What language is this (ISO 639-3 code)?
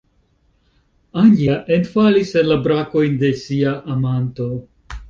epo